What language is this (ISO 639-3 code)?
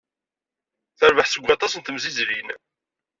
kab